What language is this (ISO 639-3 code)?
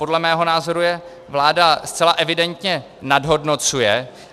ces